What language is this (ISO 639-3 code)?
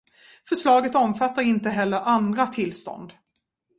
swe